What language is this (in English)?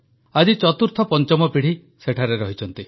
Odia